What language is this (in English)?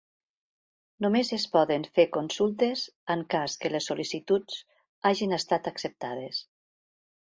Catalan